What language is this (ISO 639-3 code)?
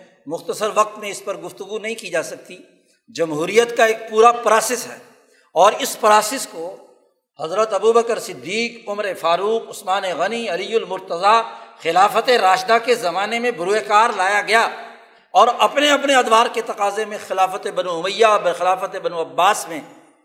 urd